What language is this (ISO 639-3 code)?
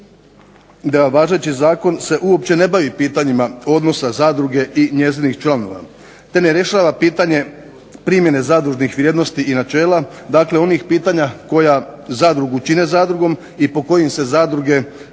hrv